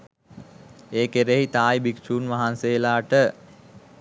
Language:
Sinhala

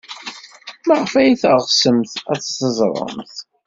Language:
Kabyle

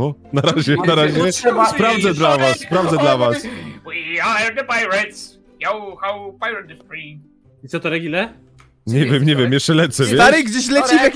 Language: Polish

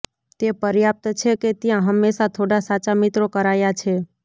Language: Gujarati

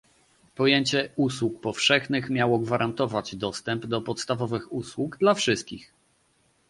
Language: Polish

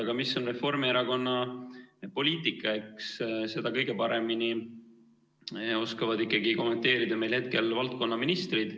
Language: Estonian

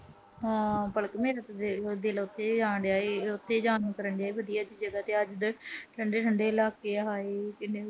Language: Punjabi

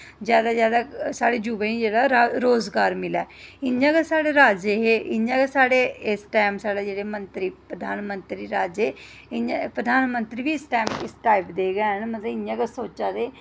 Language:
Dogri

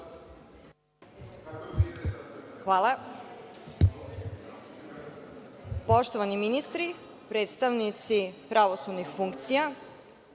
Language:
Serbian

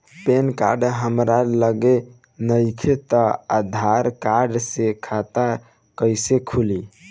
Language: Bhojpuri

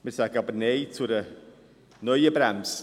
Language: Swiss German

